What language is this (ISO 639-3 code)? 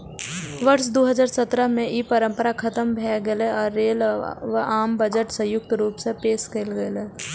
mai